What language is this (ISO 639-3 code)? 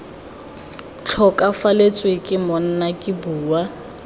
tsn